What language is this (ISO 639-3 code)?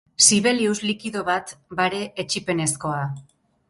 eus